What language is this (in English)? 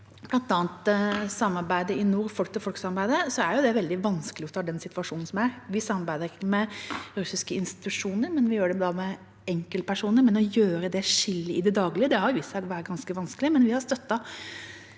Norwegian